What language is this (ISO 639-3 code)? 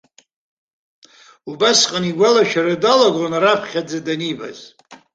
abk